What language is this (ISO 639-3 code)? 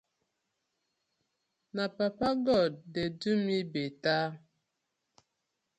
pcm